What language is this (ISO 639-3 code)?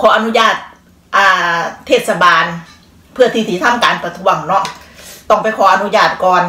tha